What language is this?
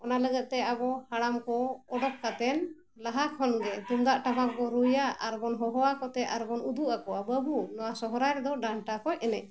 Santali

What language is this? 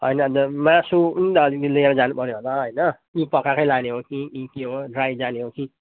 Nepali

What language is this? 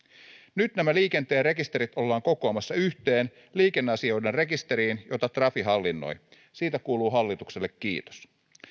Finnish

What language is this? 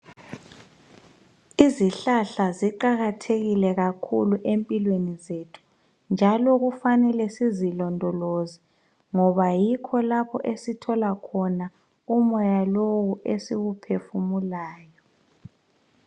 North Ndebele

